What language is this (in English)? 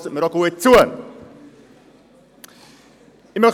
Swiss German